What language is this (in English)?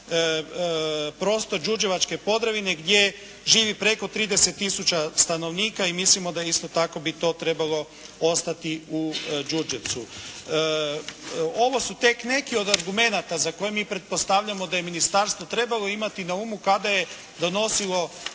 Croatian